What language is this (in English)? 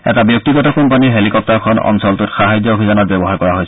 Assamese